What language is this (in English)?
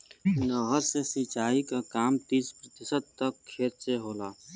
Bhojpuri